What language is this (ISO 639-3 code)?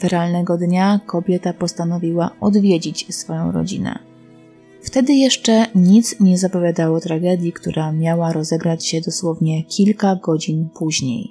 pol